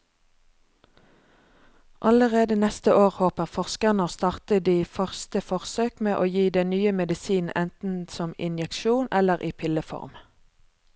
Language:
Norwegian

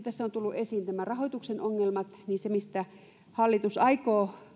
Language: Finnish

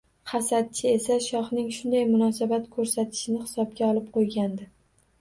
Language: Uzbek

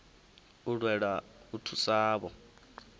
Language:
Venda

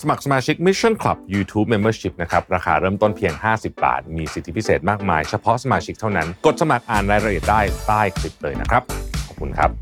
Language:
Thai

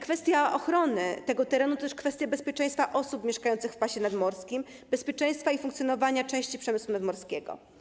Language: Polish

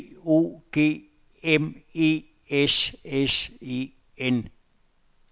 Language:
Danish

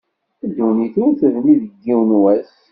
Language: Kabyle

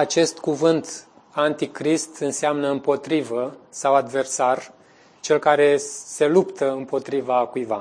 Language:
Romanian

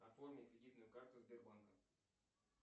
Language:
Russian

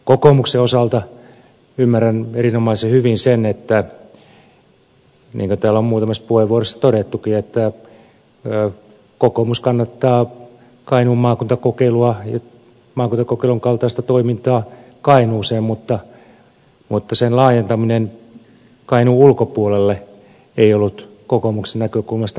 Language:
Finnish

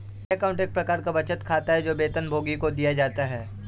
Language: Hindi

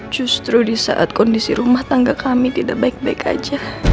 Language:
Indonesian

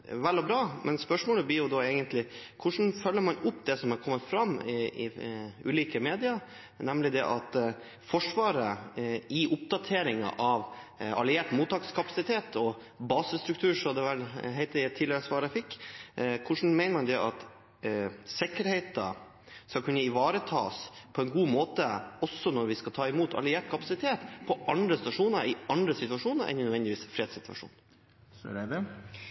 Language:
Norwegian Bokmål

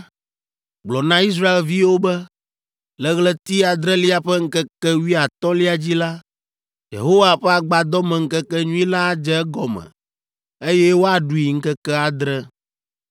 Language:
Ewe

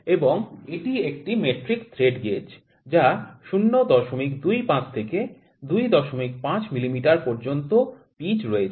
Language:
Bangla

